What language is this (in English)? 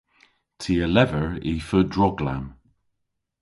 Cornish